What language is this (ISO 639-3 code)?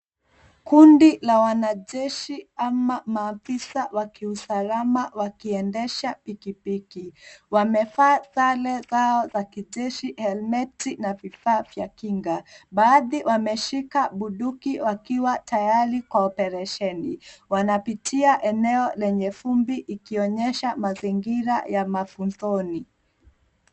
swa